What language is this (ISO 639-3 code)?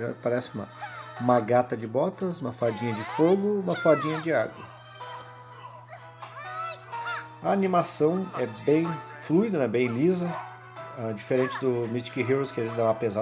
por